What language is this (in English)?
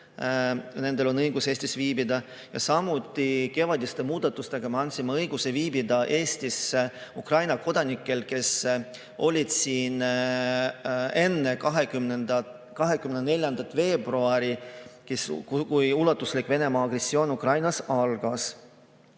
Estonian